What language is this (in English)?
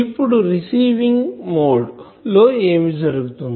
Telugu